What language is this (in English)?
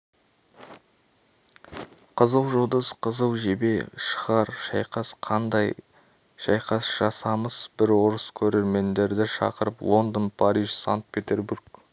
Kazakh